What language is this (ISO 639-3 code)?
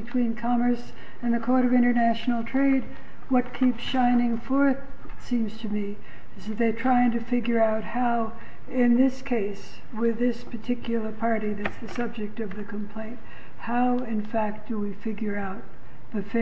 eng